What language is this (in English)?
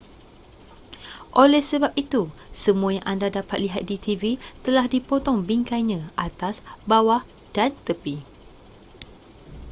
Malay